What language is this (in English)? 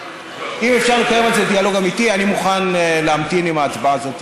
Hebrew